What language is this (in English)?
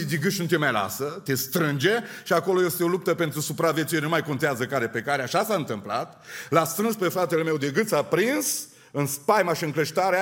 Romanian